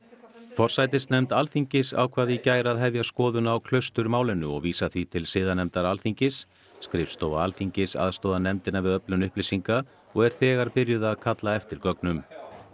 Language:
Icelandic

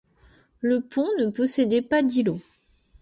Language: French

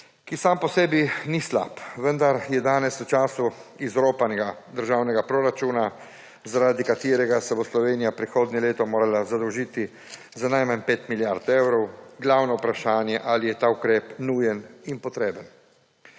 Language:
Slovenian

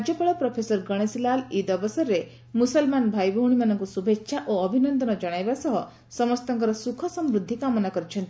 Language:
Odia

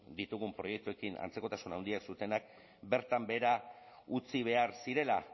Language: Basque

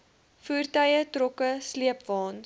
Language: Afrikaans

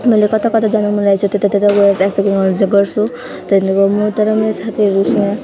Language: Nepali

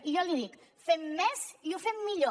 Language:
Catalan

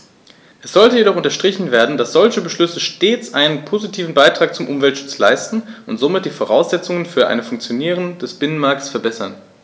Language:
German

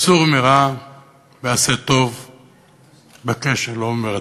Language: Hebrew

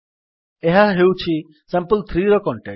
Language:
Odia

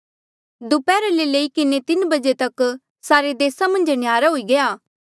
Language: Mandeali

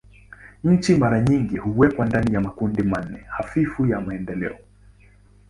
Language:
Swahili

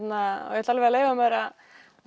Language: Icelandic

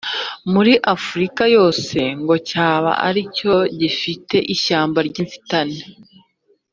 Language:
Kinyarwanda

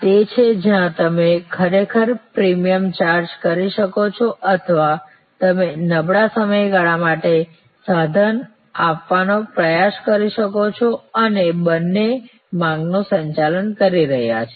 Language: Gujarati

